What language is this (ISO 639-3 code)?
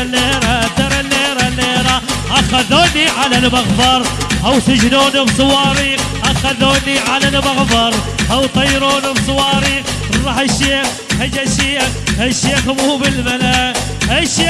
ara